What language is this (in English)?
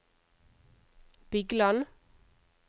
Norwegian